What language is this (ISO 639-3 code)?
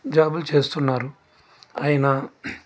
tel